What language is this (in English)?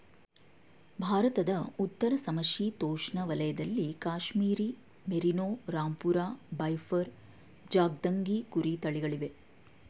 Kannada